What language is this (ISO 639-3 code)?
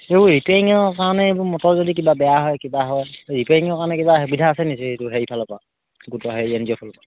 asm